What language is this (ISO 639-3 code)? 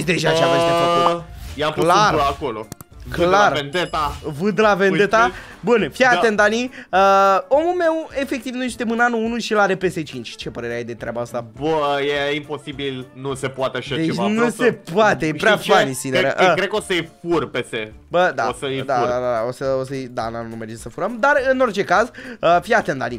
ron